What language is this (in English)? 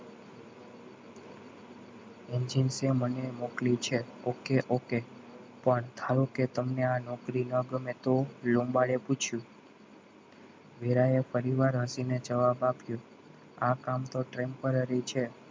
Gujarati